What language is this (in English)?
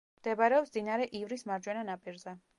Georgian